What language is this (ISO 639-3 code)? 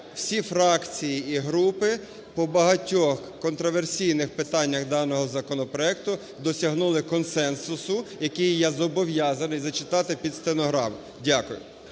ukr